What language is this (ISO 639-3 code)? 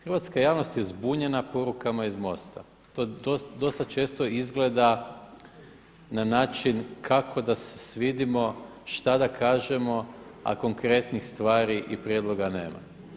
hrv